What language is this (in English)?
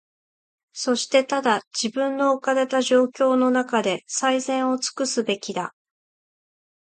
Japanese